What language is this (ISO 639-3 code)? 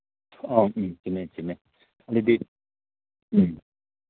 mni